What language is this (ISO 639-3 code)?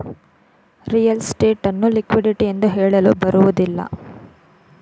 kan